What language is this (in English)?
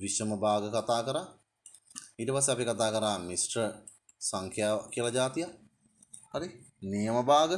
Sinhala